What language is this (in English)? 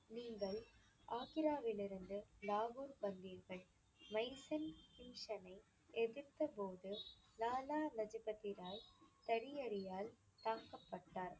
Tamil